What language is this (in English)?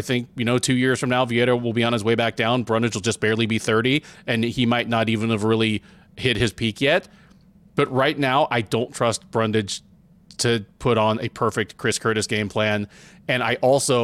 English